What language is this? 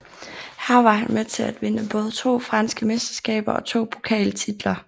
Danish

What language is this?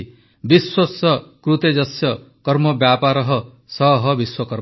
Odia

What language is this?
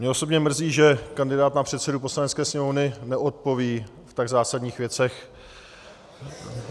Czech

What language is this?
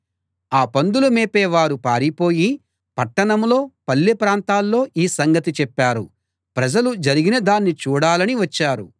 Telugu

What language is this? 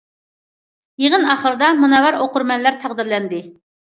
Uyghur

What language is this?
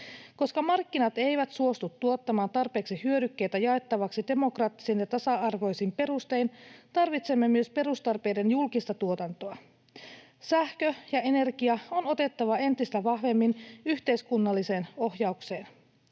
Finnish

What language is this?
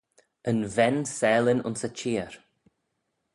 Manx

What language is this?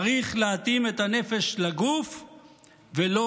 Hebrew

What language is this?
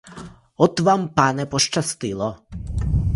Ukrainian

